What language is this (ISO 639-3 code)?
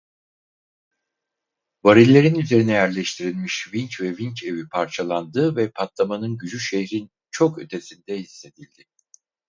tur